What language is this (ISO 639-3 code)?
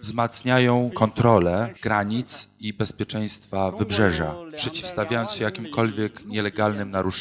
pol